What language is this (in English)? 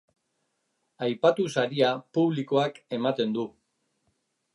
Basque